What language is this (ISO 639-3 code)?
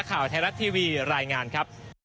tha